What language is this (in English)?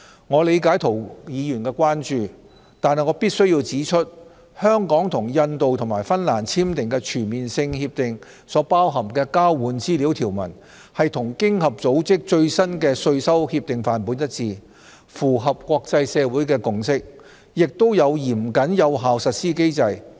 Cantonese